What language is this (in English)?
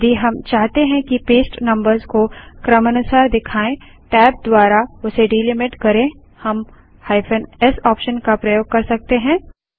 Hindi